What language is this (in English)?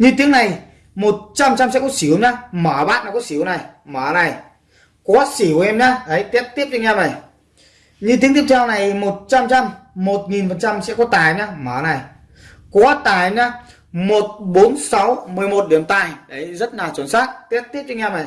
Vietnamese